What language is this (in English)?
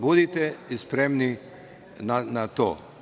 Serbian